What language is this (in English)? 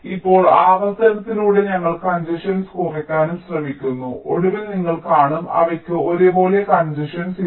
Malayalam